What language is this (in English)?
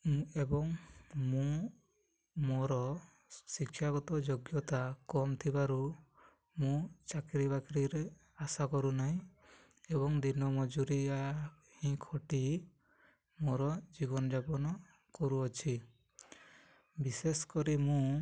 Odia